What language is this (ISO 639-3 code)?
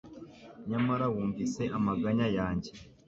kin